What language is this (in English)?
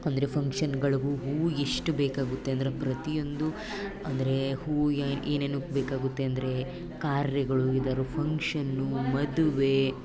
Kannada